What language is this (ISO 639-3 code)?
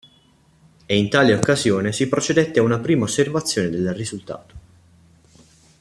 ita